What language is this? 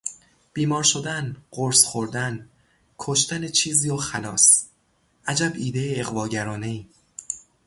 Persian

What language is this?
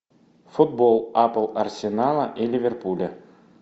Russian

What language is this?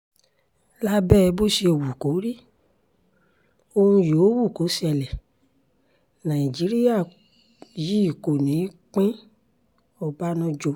Yoruba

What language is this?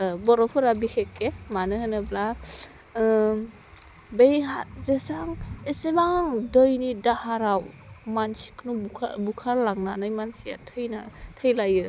Bodo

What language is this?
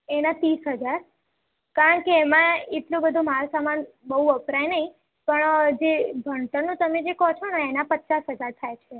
Gujarati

